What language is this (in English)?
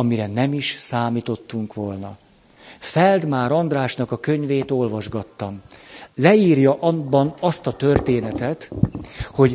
Hungarian